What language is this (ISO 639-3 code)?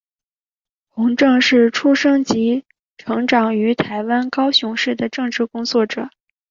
zho